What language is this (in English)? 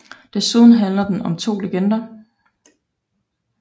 Danish